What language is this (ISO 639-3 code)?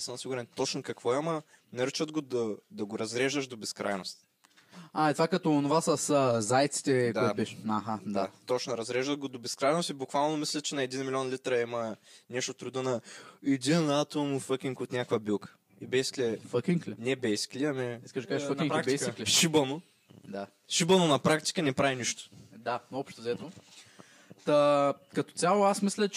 bul